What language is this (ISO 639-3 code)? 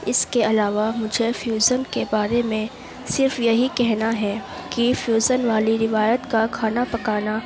urd